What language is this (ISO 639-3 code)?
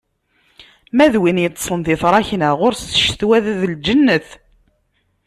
kab